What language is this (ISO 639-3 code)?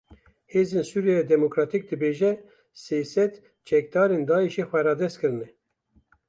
kur